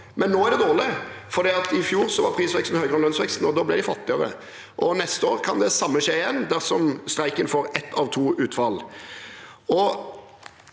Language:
Norwegian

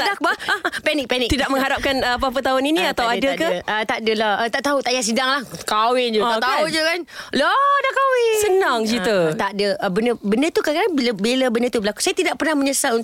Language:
Malay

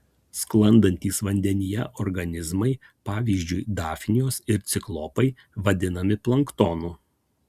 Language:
Lithuanian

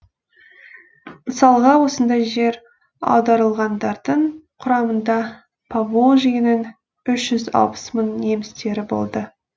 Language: Kazakh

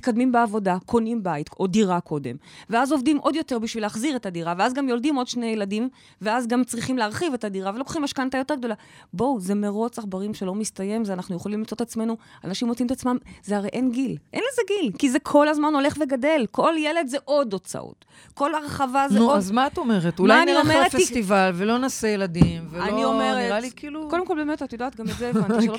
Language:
Hebrew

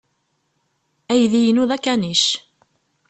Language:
Kabyle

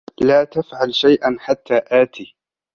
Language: Arabic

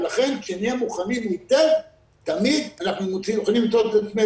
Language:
Hebrew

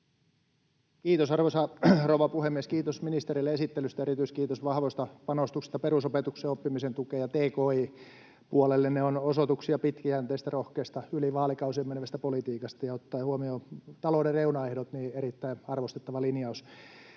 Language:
Finnish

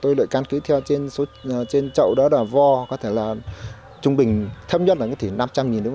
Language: Vietnamese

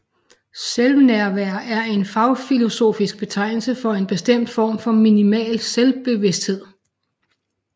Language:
Danish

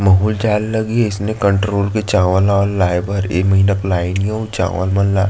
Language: Chhattisgarhi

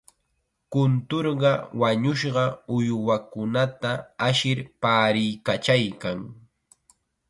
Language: Chiquián Ancash Quechua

